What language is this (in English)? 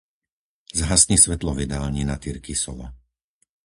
Slovak